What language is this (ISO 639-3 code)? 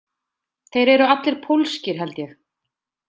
isl